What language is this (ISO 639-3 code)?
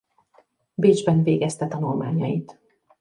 hun